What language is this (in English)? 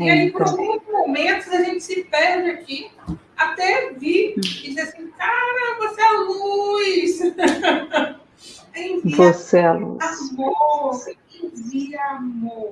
Portuguese